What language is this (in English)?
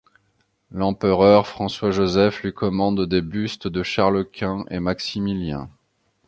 French